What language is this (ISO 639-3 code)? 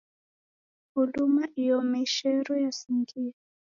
dav